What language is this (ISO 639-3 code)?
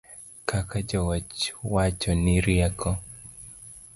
luo